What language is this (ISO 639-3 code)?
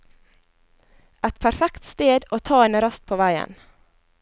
nor